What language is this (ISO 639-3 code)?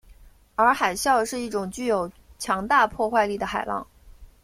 zho